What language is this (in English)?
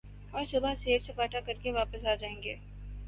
Urdu